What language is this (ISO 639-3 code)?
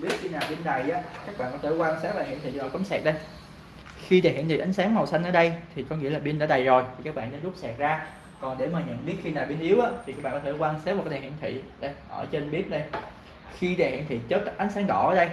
vie